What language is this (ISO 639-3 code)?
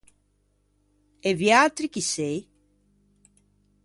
lij